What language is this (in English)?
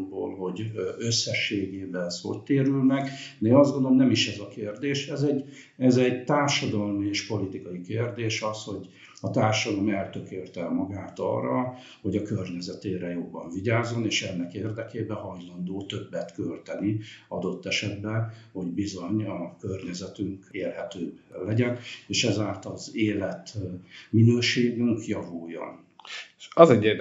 Hungarian